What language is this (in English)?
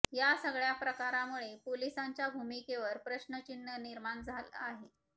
Marathi